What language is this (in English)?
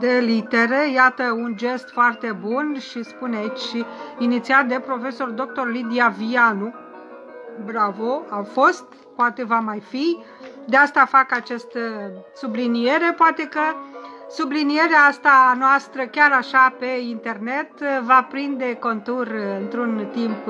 Romanian